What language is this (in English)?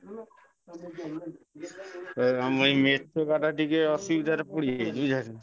Odia